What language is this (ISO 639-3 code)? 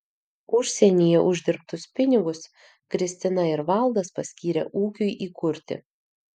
lit